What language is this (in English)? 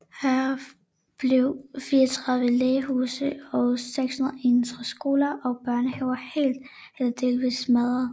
Danish